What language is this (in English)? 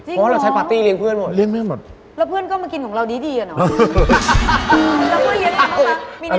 Thai